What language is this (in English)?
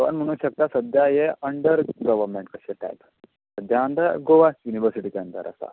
Konkani